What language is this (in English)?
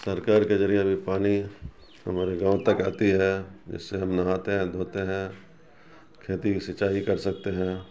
Urdu